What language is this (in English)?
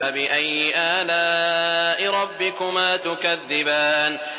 Arabic